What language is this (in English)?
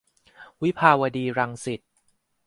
Thai